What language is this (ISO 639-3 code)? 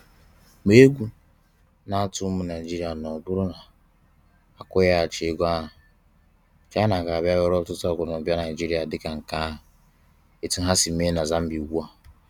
ibo